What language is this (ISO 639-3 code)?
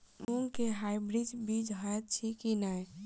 mai